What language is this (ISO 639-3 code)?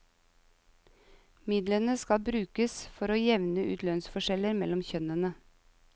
nor